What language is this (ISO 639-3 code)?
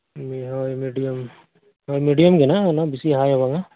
sat